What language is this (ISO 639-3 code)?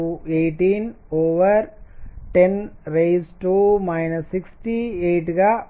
tel